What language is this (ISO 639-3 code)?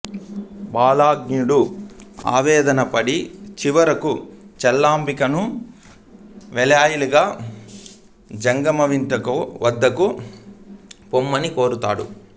tel